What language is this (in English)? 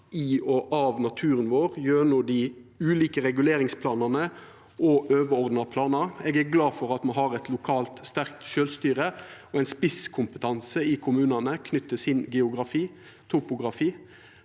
Norwegian